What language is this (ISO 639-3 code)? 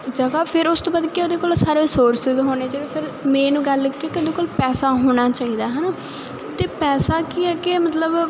pan